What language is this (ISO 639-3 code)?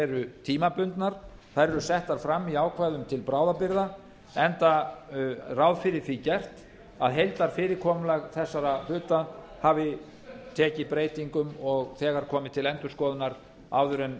isl